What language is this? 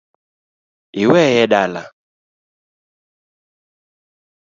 Luo (Kenya and Tanzania)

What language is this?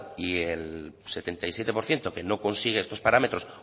Spanish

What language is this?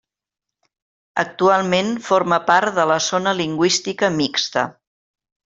Catalan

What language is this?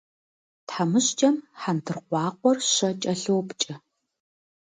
Kabardian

